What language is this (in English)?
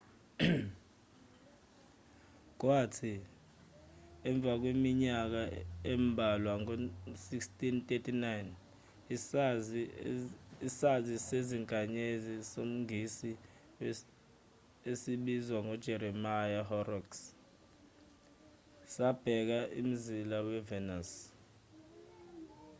Zulu